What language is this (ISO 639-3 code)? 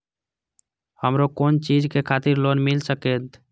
mai